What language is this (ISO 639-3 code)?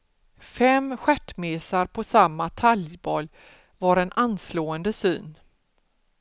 swe